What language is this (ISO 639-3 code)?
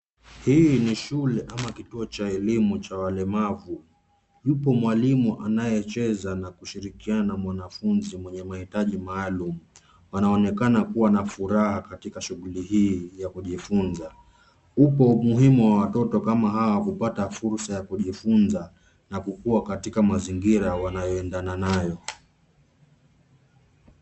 swa